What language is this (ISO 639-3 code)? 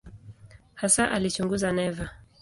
swa